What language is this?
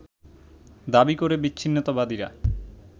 Bangla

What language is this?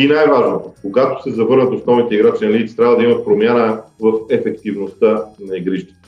Bulgarian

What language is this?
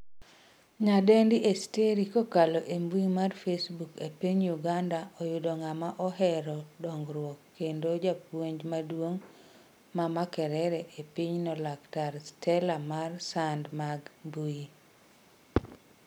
Luo (Kenya and Tanzania)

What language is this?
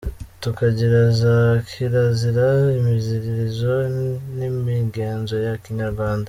Kinyarwanda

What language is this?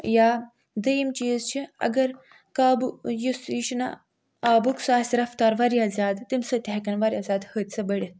Kashmiri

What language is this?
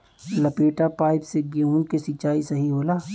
Bhojpuri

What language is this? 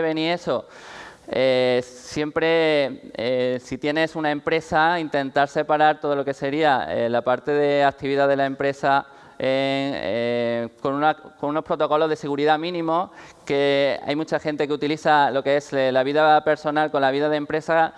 Spanish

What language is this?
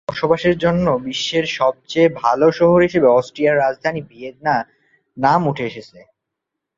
Bangla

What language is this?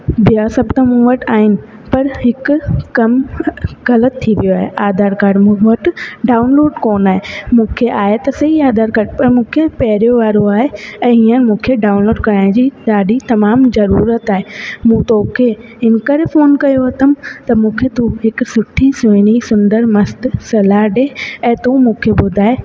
Sindhi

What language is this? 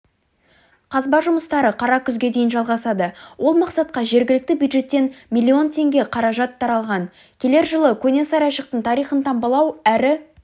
Kazakh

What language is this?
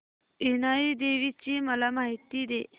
Marathi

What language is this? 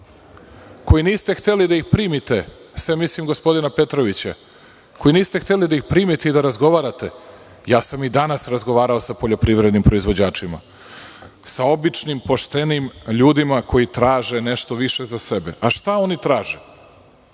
Serbian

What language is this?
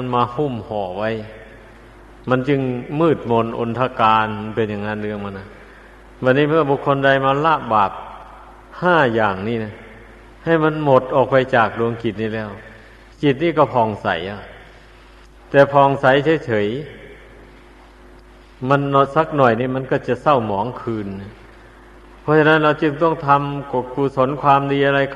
Thai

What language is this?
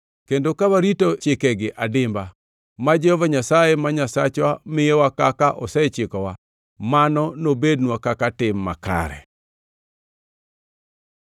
Luo (Kenya and Tanzania)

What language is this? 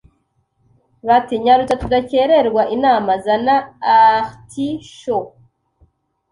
Kinyarwanda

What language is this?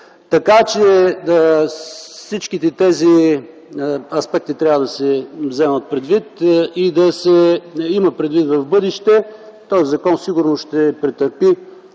Bulgarian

